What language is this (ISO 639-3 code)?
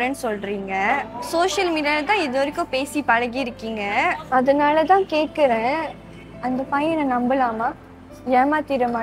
eng